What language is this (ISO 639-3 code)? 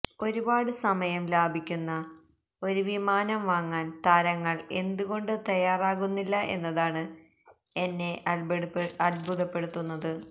mal